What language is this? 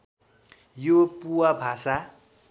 Nepali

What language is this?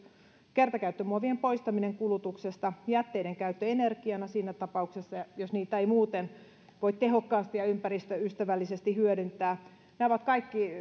Finnish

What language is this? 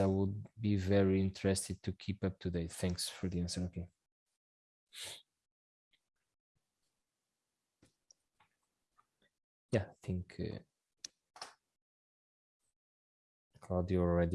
English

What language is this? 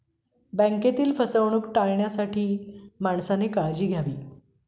Marathi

